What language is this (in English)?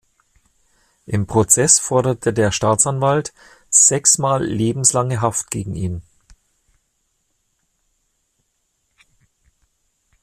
German